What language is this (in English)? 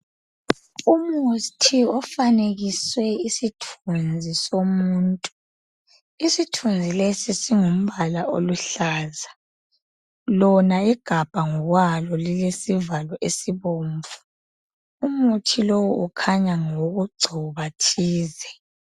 North Ndebele